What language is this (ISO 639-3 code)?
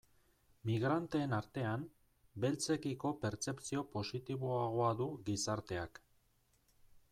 eus